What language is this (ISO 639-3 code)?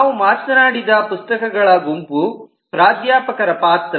kan